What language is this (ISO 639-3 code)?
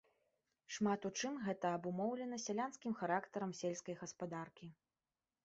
bel